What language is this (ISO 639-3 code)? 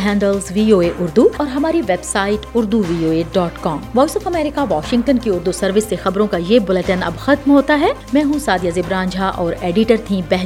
urd